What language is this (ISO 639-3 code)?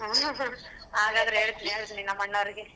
kan